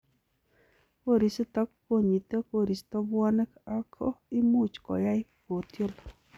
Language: Kalenjin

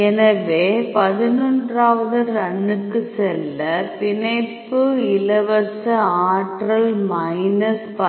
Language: Tamil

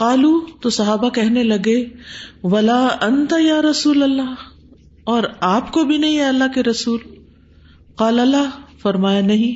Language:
Urdu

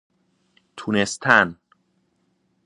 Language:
Persian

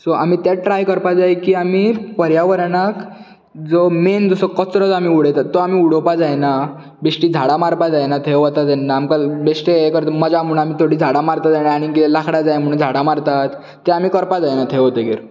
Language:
Konkani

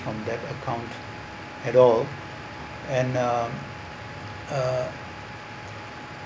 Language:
English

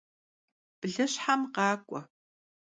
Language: Kabardian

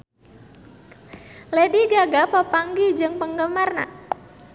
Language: Sundanese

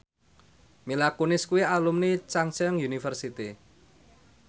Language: Javanese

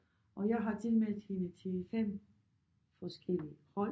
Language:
Danish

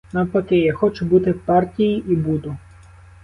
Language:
Ukrainian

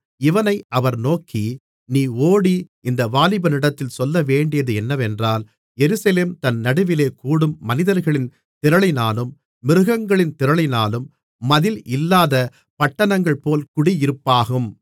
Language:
Tamil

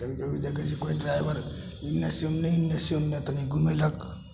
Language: Maithili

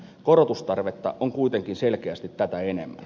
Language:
Finnish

